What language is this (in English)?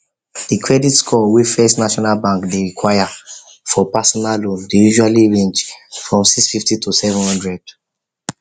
Nigerian Pidgin